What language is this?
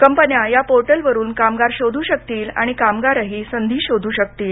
Marathi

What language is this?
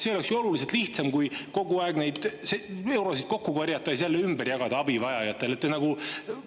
Estonian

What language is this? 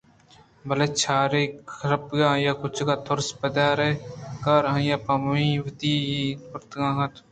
Eastern Balochi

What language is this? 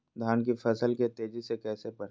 Magahi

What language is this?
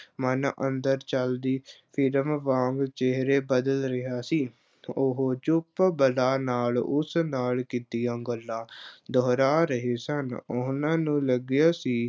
Punjabi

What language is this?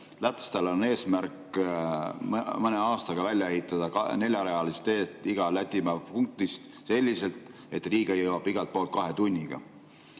Estonian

